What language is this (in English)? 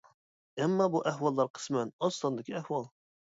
Uyghur